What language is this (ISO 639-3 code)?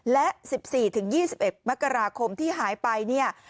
tha